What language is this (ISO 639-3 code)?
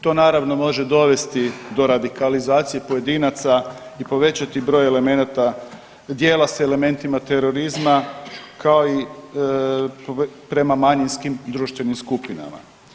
hrv